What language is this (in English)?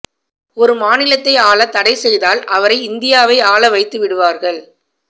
Tamil